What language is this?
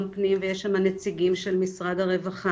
Hebrew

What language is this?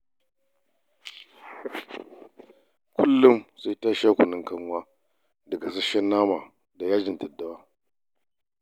Hausa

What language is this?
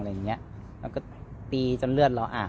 Thai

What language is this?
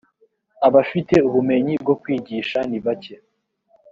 Kinyarwanda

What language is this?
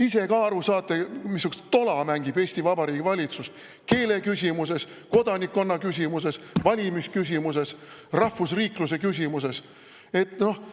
Estonian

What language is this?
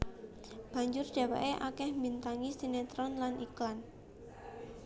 Javanese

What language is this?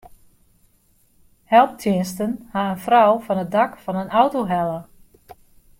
Western Frisian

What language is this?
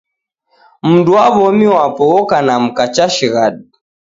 Taita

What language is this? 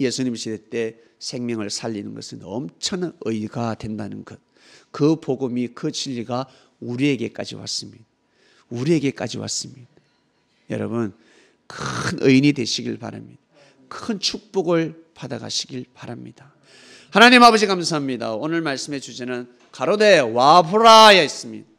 Korean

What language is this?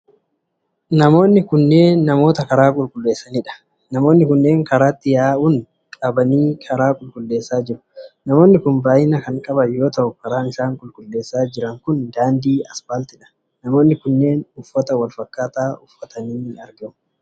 Oromo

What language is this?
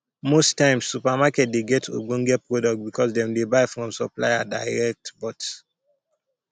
Nigerian Pidgin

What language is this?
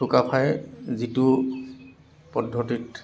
Assamese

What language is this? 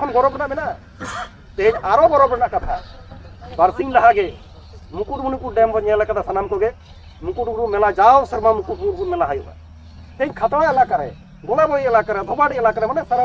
Indonesian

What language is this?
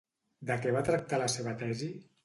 Catalan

